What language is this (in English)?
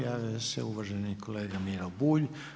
Croatian